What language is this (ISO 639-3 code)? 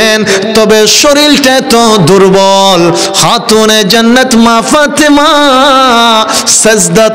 ara